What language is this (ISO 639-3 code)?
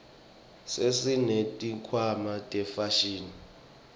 ssw